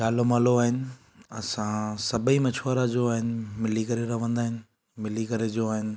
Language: Sindhi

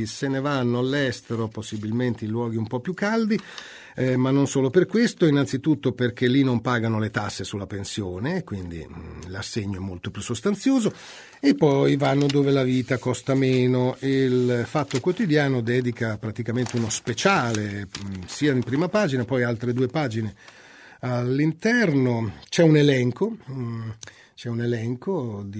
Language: Italian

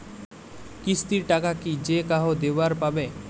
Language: Bangla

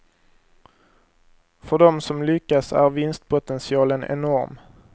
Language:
Swedish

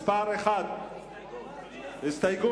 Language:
Hebrew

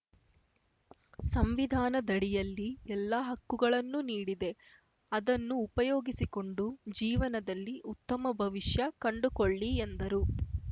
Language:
Kannada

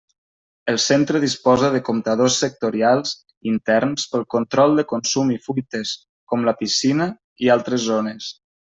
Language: Catalan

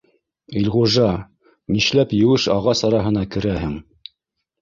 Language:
Bashkir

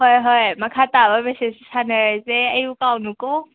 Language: Manipuri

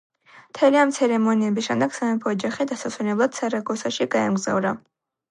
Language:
Georgian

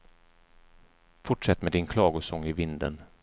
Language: Swedish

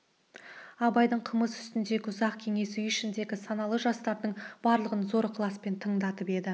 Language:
Kazakh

